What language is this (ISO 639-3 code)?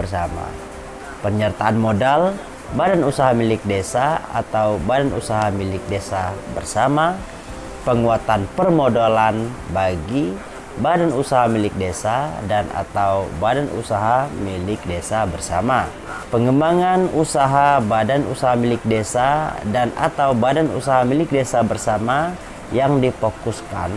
ind